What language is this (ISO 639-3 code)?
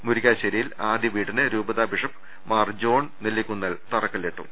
mal